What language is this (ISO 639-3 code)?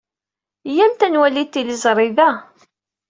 kab